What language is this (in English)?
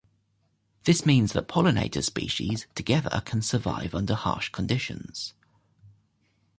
English